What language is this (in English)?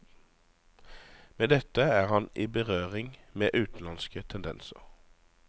Norwegian